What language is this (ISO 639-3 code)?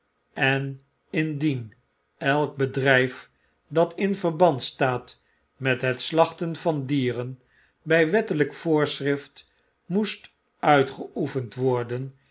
nld